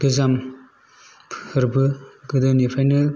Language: Bodo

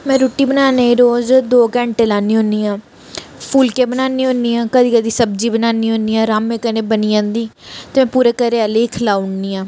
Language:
Dogri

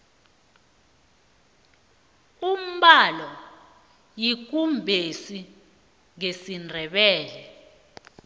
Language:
South Ndebele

